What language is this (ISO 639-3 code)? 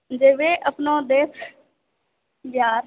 mai